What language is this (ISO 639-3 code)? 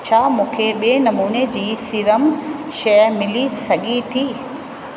snd